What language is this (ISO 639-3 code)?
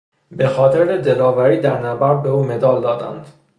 fas